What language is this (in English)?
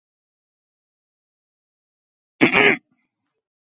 Georgian